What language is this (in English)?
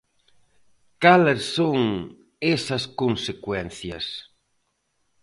Galician